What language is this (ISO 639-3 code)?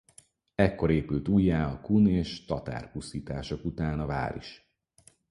hun